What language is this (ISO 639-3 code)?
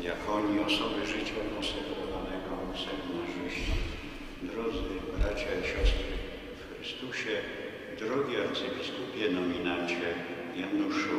pol